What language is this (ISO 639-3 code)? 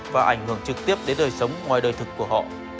vie